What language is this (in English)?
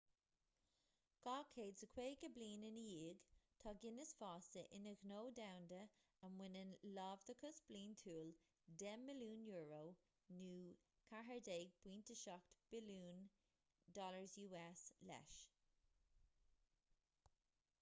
Irish